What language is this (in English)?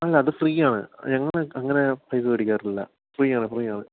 Malayalam